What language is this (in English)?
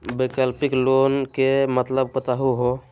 Magahi